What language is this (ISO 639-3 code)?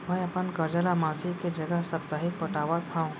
hne